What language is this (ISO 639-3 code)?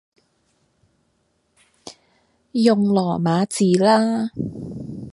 yue